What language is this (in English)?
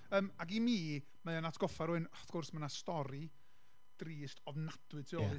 Welsh